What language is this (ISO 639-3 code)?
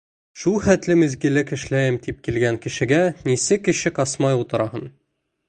bak